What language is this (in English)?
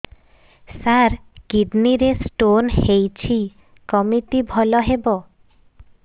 Odia